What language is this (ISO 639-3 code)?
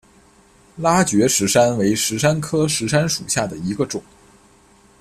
zho